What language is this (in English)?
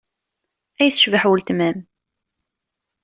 Kabyle